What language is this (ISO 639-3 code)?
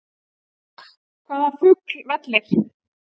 isl